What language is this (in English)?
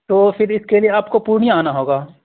Urdu